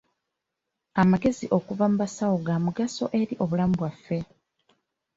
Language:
Ganda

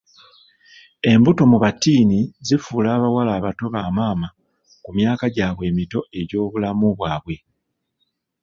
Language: Ganda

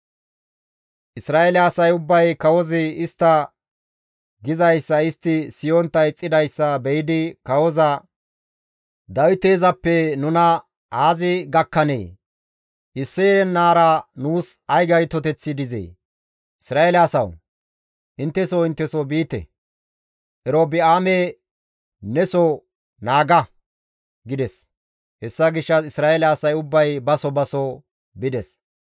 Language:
Gamo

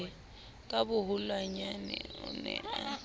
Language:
Southern Sotho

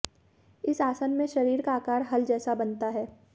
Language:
Hindi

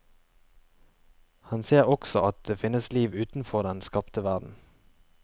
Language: Norwegian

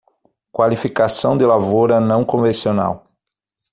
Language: Portuguese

